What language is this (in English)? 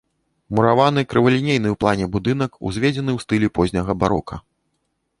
Belarusian